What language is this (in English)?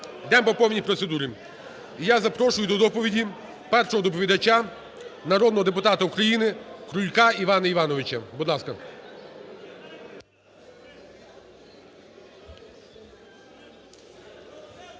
Ukrainian